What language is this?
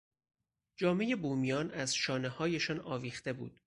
Persian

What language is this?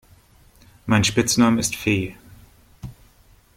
German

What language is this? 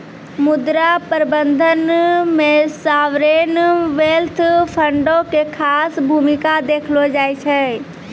Maithili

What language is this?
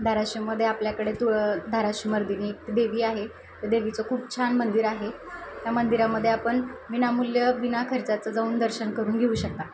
Marathi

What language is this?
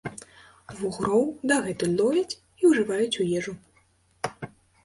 Belarusian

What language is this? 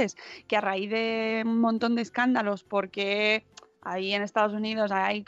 Spanish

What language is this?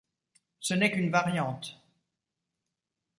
French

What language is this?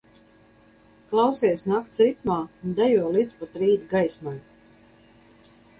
Latvian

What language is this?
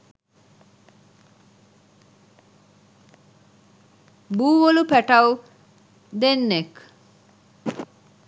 Sinhala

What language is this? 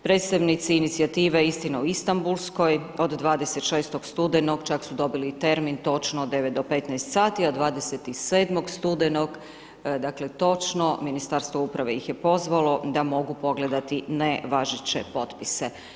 Croatian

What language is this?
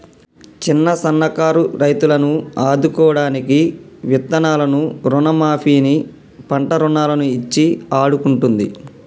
Telugu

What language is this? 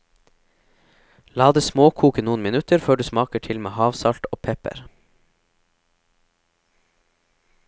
Norwegian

